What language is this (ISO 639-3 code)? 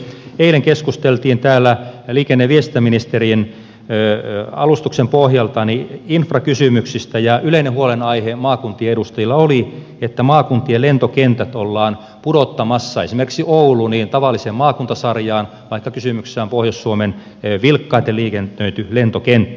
fin